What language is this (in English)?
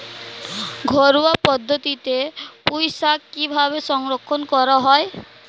Bangla